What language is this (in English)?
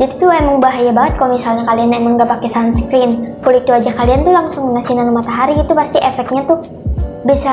Indonesian